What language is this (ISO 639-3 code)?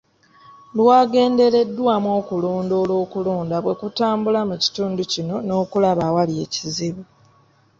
lug